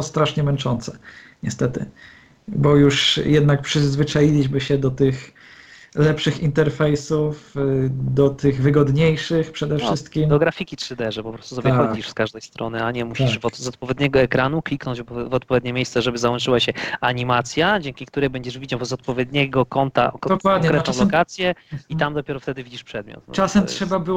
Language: Polish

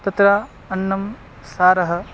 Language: Sanskrit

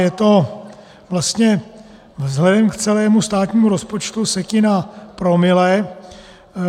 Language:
Czech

